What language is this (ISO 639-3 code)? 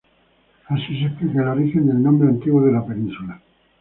spa